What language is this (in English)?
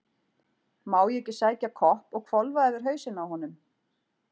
Icelandic